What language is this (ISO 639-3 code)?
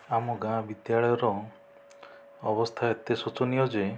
ori